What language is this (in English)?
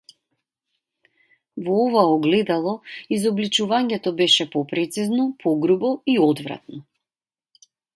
Macedonian